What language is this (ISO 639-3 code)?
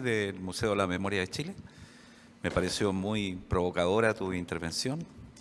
cat